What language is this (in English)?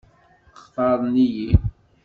Kabyle